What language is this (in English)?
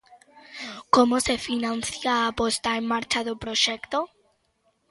Galician